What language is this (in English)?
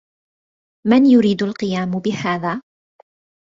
Arabic